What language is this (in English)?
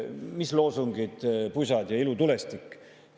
Estonian